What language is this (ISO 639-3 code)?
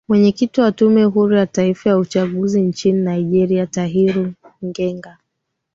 swa